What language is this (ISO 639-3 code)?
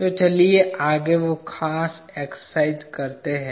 hin